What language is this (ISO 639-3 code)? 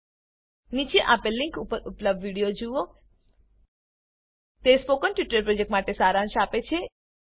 guj